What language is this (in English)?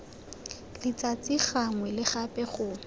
Tswana